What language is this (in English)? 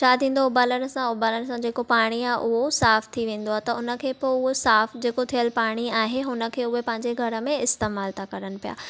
Sindhi